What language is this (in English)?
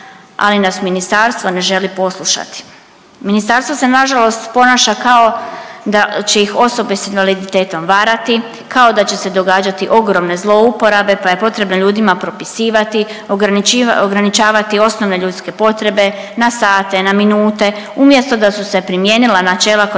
Croatian